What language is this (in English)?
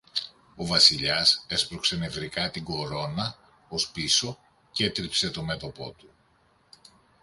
Greek